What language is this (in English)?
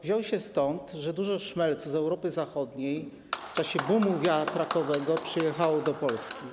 Polish